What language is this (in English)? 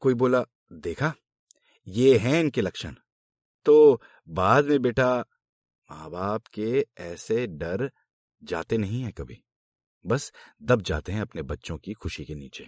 Hindi